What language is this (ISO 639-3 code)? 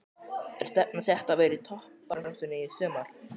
isl